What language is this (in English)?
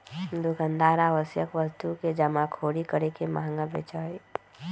Magahi